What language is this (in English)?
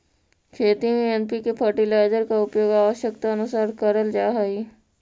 Magahi